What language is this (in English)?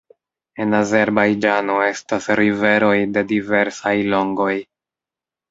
Esperanto